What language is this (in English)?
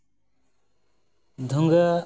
Santali